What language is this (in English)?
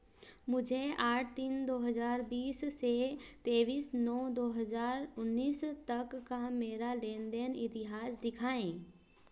Hindi